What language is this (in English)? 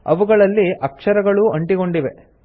Kannada